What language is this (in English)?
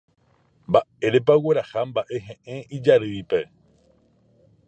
Guarani